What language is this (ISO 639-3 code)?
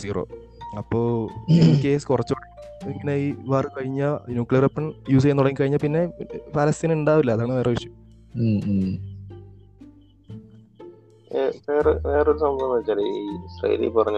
mal